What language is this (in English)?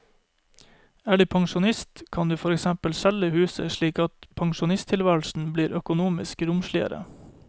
Norwegian